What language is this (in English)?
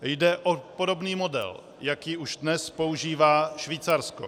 Czech